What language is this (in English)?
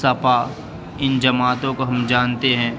Urdu